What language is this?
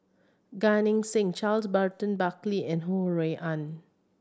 English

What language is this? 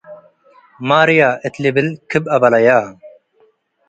Tigre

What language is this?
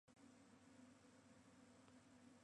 Japanese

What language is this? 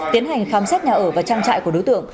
Vietnamese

